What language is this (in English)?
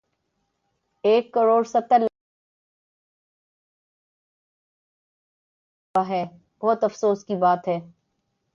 Urdu